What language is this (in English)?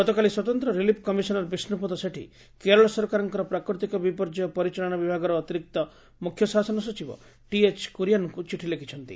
Odia